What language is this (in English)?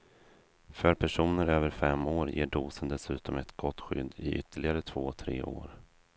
Swedish